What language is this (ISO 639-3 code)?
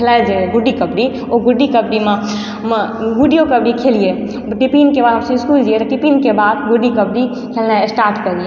mai